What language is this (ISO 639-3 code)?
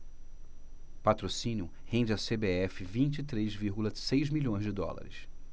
por